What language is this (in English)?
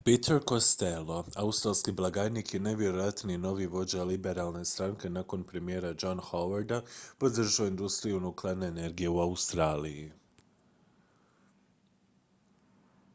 Croatian